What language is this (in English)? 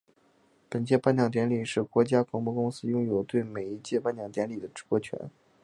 Chinese